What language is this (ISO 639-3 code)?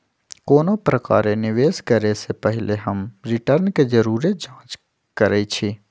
mag